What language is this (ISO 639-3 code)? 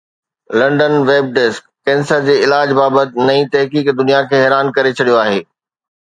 snd